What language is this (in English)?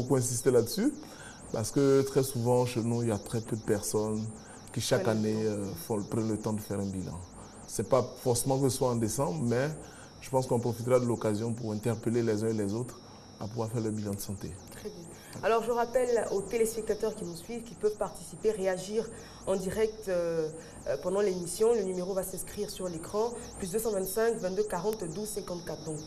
French